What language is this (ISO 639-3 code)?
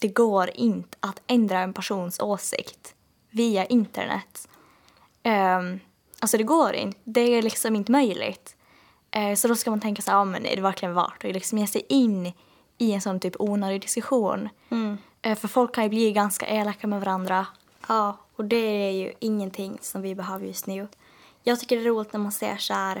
swe